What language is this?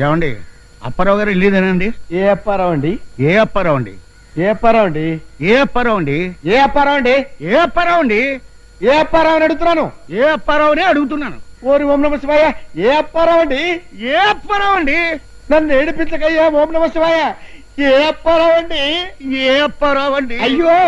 Telugu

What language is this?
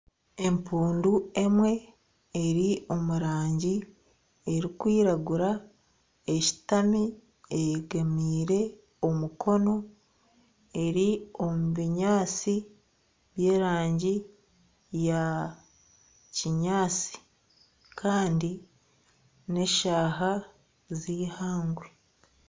Nyankole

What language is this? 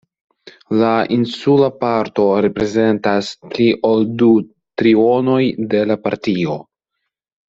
Esperanto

